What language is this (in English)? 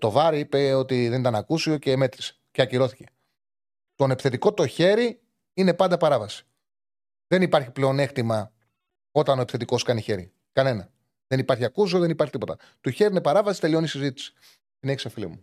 Greek